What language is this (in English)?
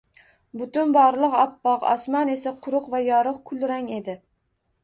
Uzbek